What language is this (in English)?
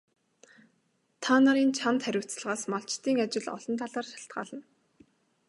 Mongolian